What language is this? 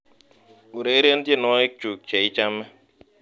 Kalenjin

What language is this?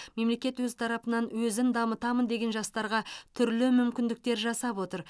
Kazakh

